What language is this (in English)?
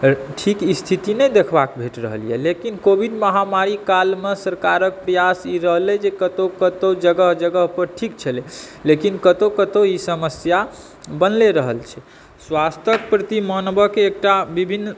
Maithili